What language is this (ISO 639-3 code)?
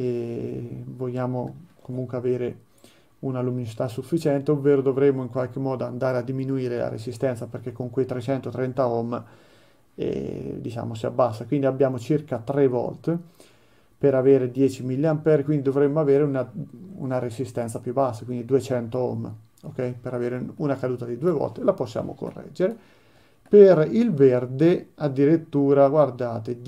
ita